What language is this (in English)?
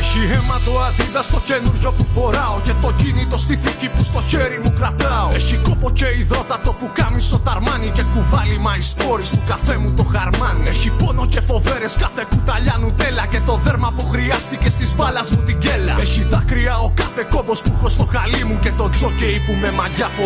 Greek